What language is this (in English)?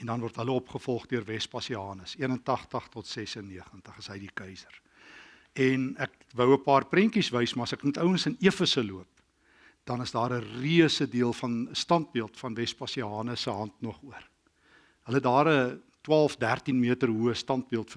Dutch